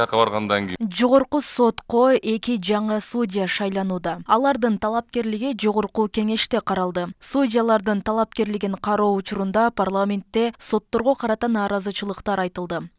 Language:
Turkish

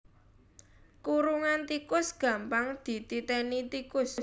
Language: Javanese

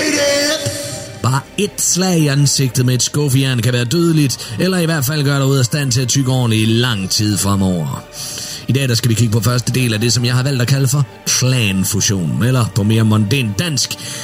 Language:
Danish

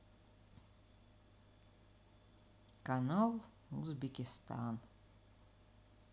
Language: Russian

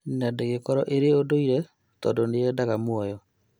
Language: Kikuyu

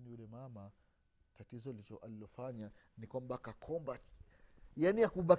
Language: Swahili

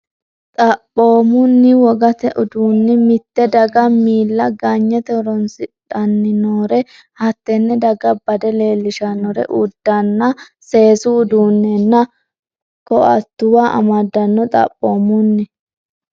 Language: Sidamo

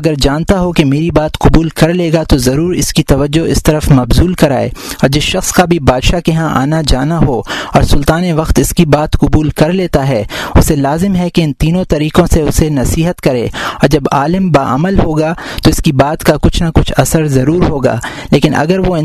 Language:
Urdu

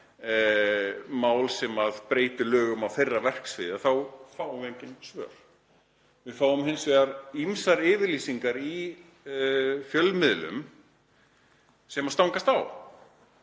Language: Icelandic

